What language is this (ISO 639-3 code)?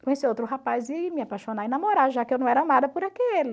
por